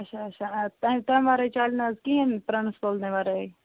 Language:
Kashmiri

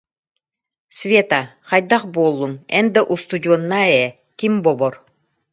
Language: Yakut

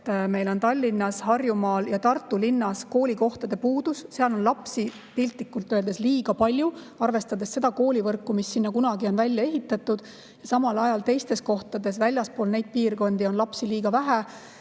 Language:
Estonian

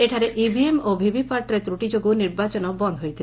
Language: Odia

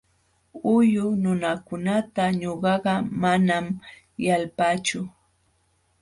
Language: Jauja Wanca Quechua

